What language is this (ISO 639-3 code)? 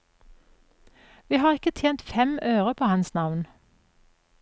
nor